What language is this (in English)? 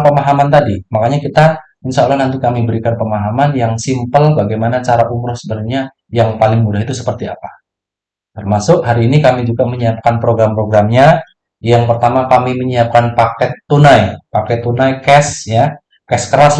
Indonesian